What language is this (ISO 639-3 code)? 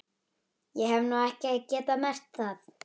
isl